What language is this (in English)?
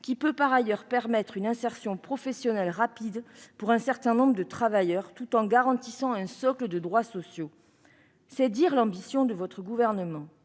French